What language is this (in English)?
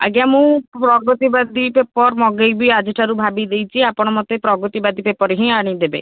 Odia